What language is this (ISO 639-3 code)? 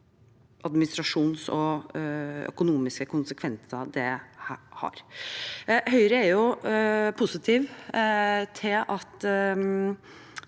nor